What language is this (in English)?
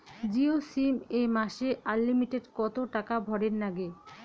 Bangla